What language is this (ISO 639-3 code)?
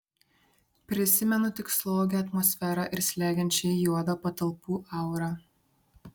lit